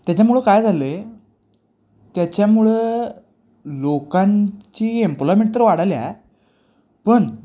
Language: Marathi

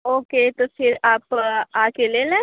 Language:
Urdu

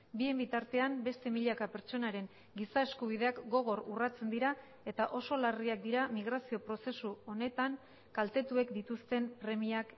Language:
Basque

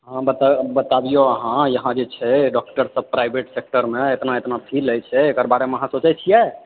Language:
Maithili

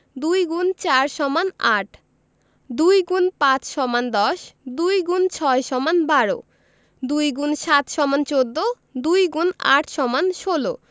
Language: Bangla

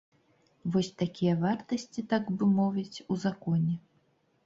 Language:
Belarusian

